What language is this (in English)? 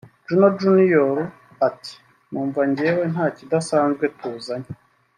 Kinyarwanda